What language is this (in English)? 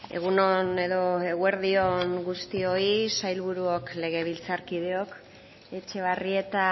Basque